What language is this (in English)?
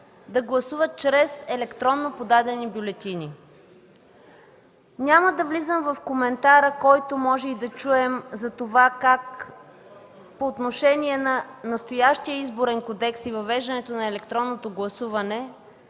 Bulgarian